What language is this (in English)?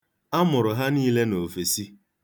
Igbo